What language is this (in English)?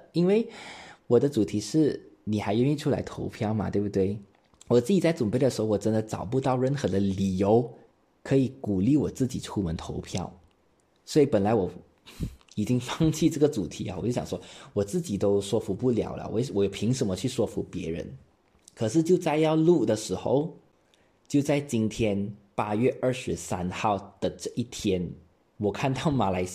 Chinese